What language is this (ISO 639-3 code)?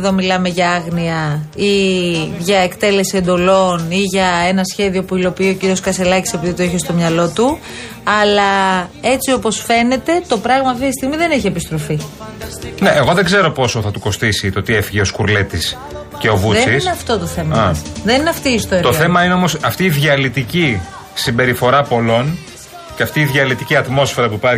ell